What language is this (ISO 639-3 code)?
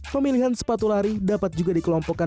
ind